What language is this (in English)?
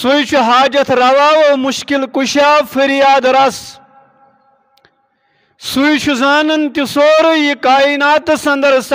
Turkish